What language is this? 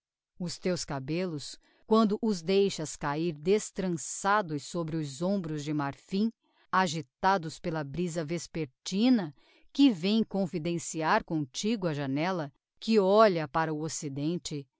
Portuguese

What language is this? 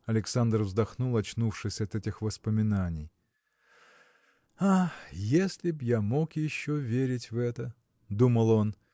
Russian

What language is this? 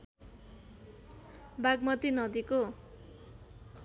Nepali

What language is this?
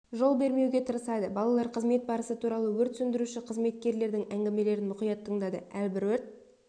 Kazakh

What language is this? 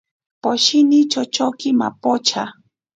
Ashéninka Perené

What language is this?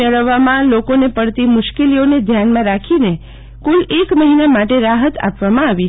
Gujarati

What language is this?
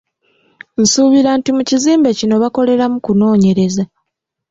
Ganda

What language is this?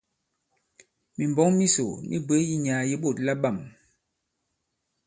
Bankon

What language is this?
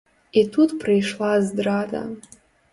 Belarusian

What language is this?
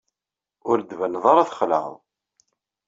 Kabyle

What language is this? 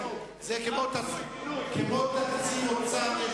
Hebrew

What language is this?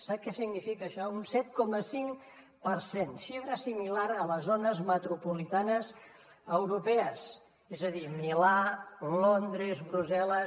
Catalan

